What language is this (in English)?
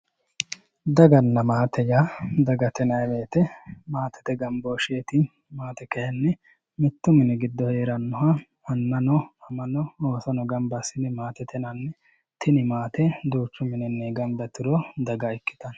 Sidamo